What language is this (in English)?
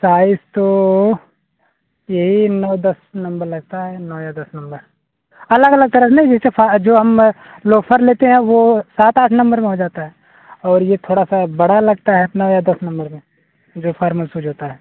Hindi